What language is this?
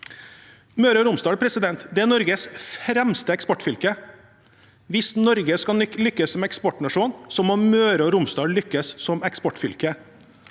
Norwegian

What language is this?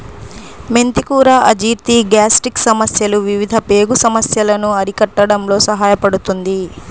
Telugu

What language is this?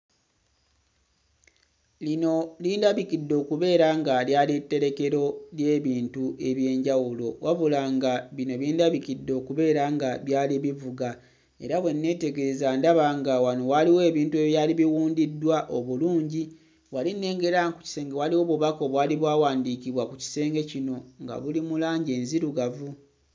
Ganda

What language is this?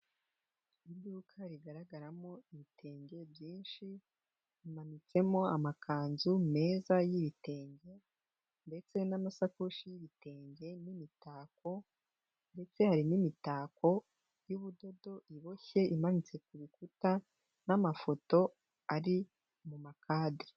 Kinyarwanda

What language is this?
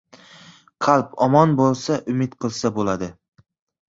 Uzbek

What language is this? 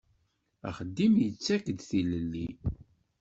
Kabyle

